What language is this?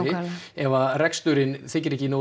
Icelandic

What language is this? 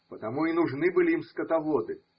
Russian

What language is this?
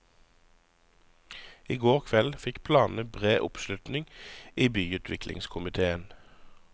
Norwegian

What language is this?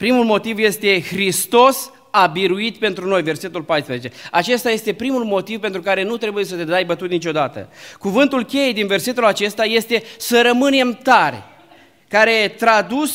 Romanian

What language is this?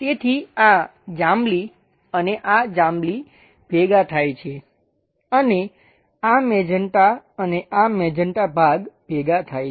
Gujarati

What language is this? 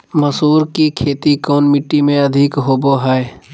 Magahi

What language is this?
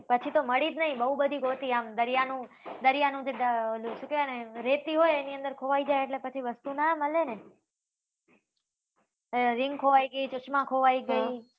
Gujarati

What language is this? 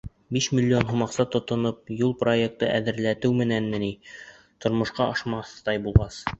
Bashkir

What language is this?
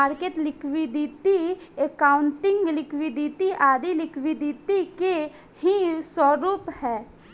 Bhojpuri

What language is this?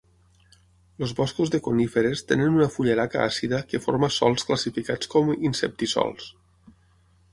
Catalan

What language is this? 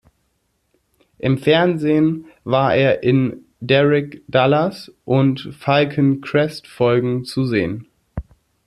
German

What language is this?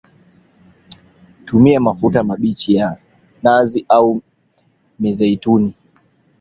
Swahili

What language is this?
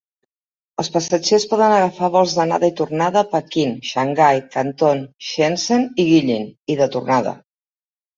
Catalan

